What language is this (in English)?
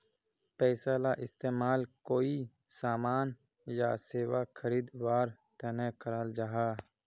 Magahi